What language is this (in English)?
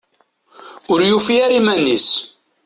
Kabyle